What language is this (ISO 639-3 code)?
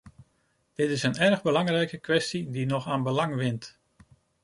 nld